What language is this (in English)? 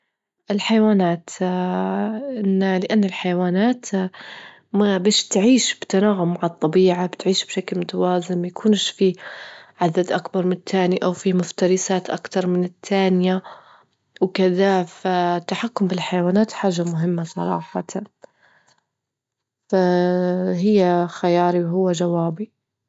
Libyan Arabic